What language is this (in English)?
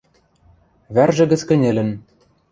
Western Mari